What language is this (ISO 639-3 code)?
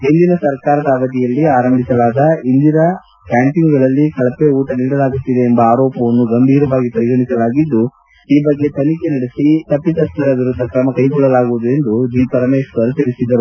kan